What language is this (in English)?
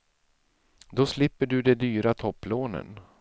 Swedish